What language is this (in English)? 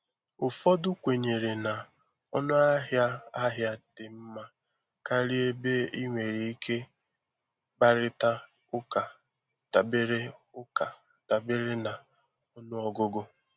Igbo